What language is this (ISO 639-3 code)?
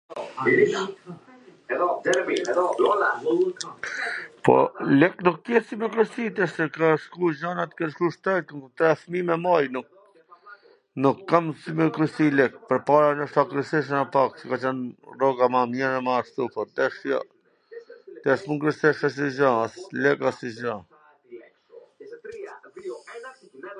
aln